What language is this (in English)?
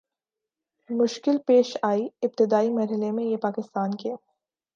Urdu